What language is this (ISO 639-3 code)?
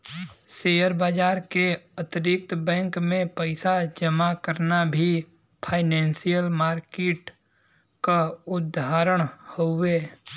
bho